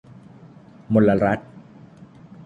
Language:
Thai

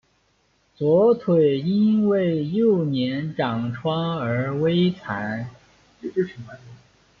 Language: Chinese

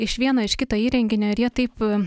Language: Lithuanian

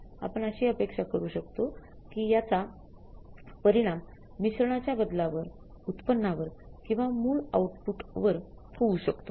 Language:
Marathi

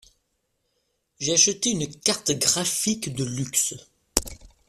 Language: French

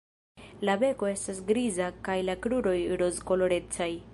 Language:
Esperanto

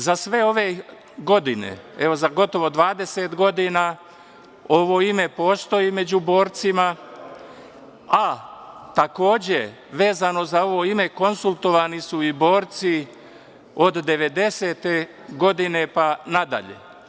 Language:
Serbian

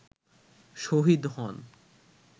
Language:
Bangla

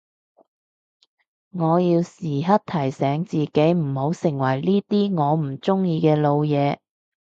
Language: Cantonese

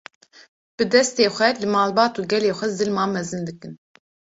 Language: Kurdish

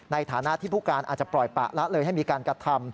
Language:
Thai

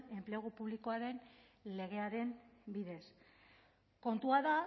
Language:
Basque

